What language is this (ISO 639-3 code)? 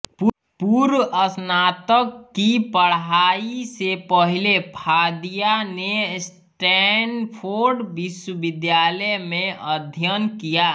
hin